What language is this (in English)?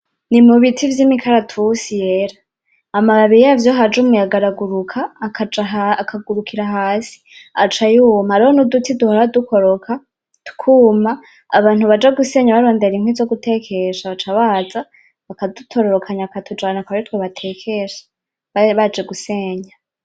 Rundi